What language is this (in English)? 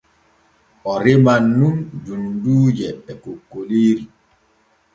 Borgu Fulfulde